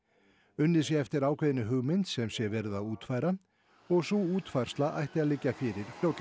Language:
Icelandic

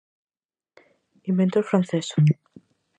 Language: Galician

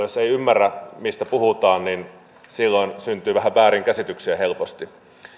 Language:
Finnish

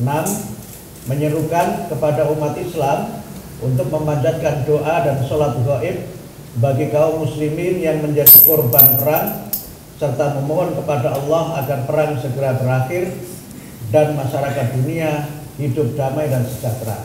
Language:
Indonesian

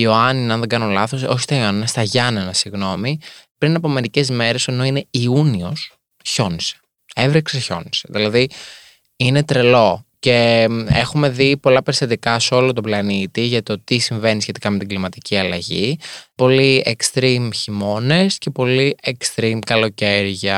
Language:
Greek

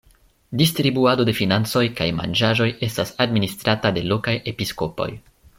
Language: Esperanto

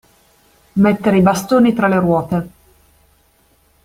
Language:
Italian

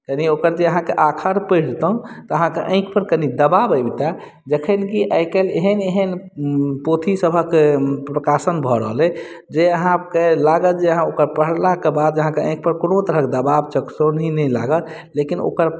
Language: Maithili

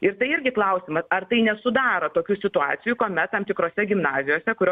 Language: Lithuanian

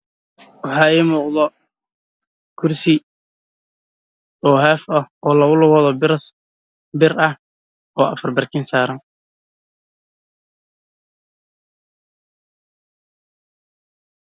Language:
Somali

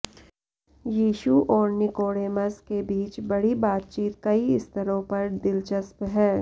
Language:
Hindi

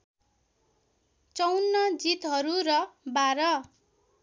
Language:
Nepali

